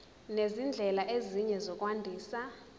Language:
Zulu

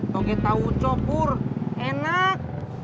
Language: Indonesian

